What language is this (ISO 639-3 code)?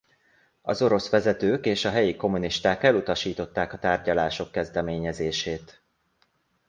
hun